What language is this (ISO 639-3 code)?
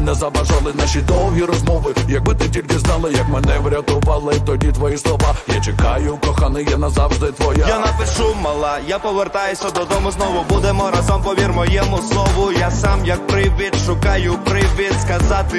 ukr